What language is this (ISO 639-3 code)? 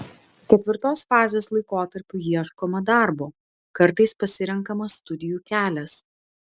lit